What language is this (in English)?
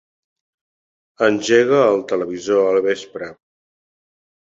Catalan